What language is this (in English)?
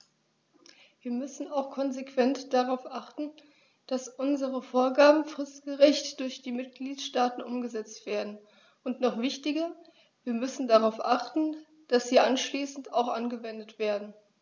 German